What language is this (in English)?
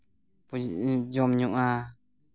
Santali